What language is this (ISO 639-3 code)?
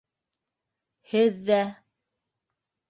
bak